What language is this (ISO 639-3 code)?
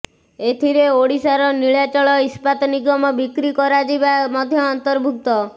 ori